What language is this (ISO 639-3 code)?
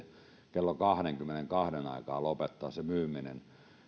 fin